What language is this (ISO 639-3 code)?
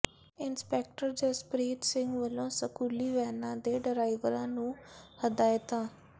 pan